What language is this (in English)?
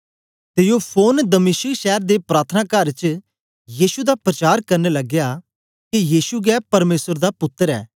Dogri